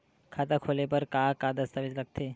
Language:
Chhattisgarhi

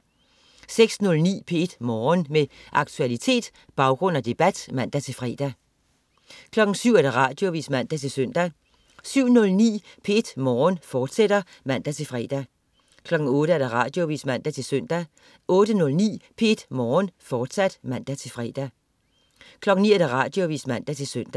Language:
Danish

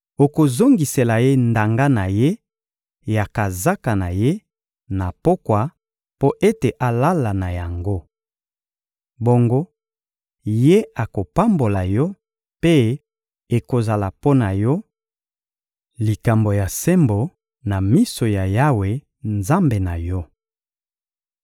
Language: Lingala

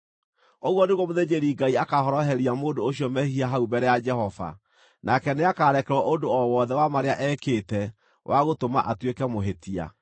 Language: Kikuyu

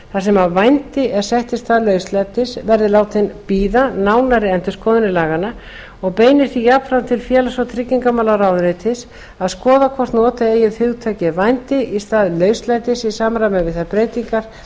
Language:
Icelandic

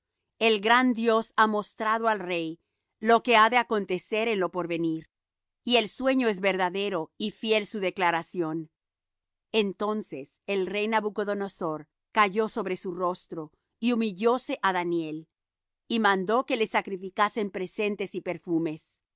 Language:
Spanish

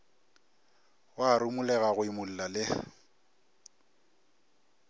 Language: Northern Sotho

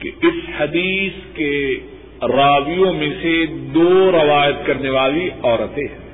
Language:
Urdu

